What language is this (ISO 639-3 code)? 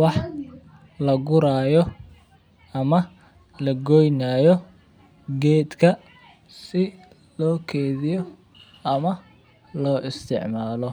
som